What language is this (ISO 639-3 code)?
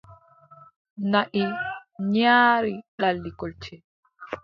fub